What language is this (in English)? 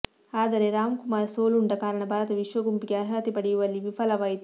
Kannada